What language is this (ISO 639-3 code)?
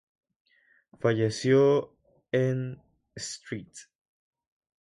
spa